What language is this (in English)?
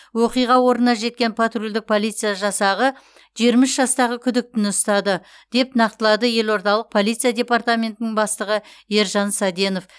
Kazakh